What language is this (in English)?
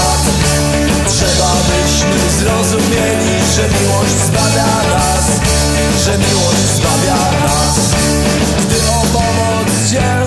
Polish